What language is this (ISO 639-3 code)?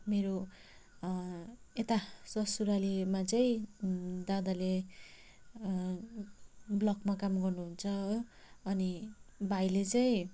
nep